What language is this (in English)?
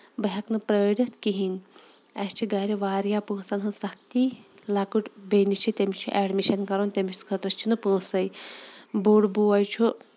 Kashmiri